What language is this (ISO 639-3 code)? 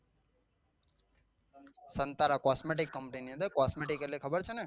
guj